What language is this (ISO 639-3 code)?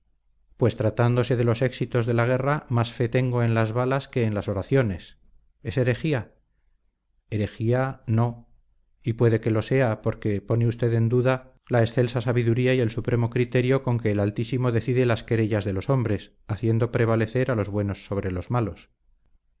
spa